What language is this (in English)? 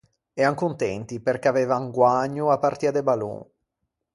Ligurian